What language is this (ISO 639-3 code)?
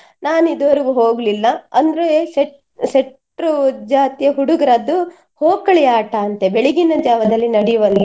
kan